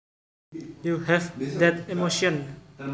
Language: Javanese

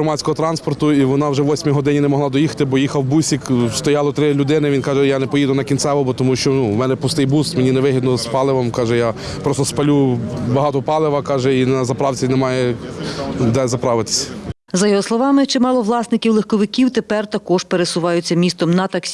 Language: Ukrainian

